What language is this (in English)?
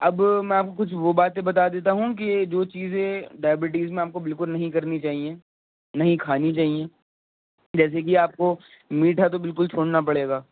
Urdu